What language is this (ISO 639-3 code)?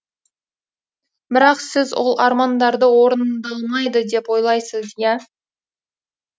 kaz